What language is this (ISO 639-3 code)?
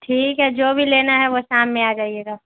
urd